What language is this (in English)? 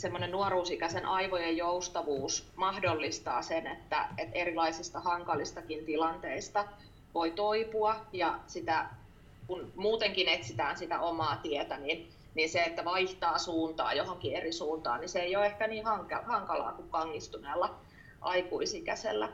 Finnish